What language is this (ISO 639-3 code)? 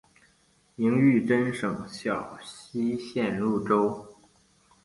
zho